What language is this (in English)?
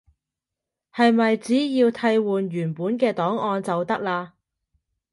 Cantonese